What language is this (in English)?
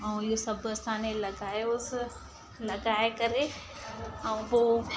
Sindhi